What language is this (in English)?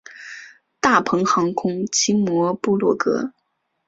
Chinese